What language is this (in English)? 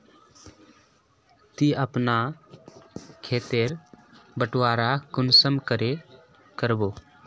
Magahi